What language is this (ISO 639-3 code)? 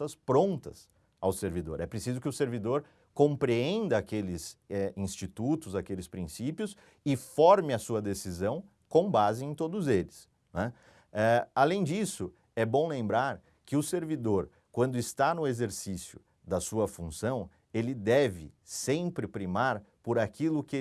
por